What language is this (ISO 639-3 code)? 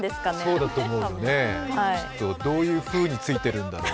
jpn